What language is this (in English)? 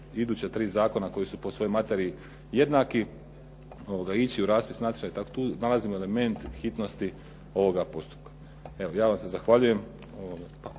Croatian